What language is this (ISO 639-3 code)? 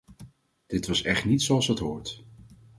nld